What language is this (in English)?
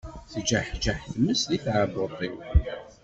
Kabyle